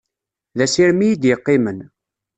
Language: Kabyle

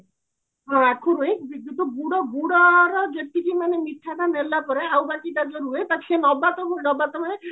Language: Odia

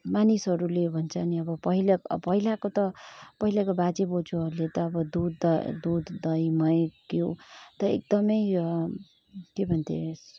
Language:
Nepali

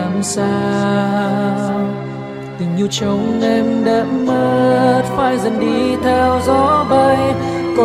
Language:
Vietnamese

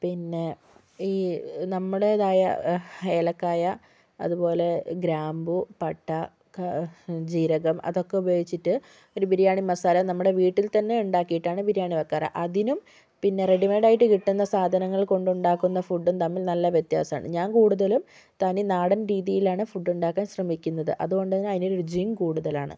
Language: Malayalam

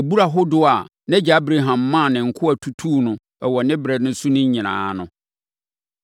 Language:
Akan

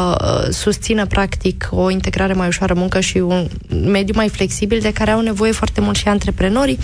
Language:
Romanian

